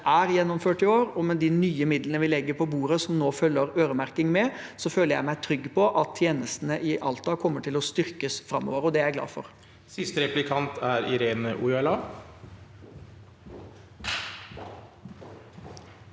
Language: Norwegian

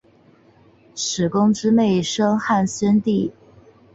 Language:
Chinese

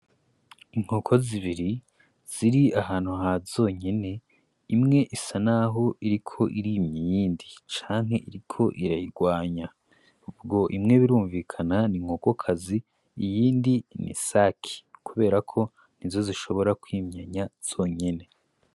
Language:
Rundi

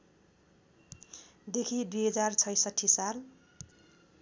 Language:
Nepali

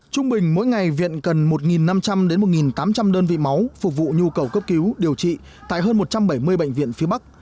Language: Vietnamese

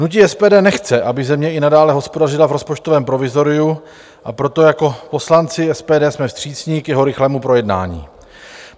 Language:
Czech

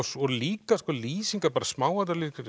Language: Icelandic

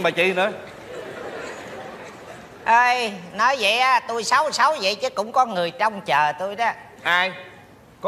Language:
Vietnamese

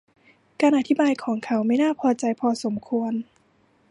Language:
Thai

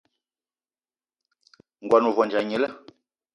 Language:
Eton (Cameroon)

